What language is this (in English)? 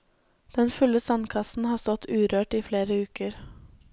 Norwegian